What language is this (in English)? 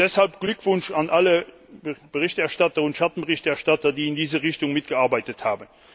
German